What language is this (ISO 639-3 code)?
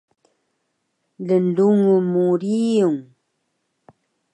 trv